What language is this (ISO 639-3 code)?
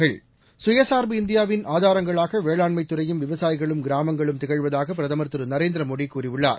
tam